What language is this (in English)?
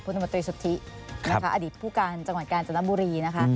Thai